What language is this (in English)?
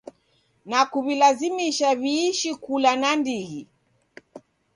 Taita